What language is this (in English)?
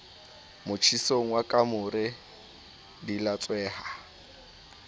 Southern Sotho